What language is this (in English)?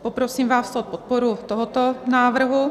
Czech